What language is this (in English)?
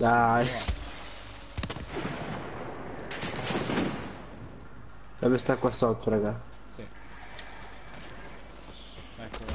Italian